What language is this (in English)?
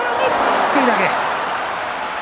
Japanese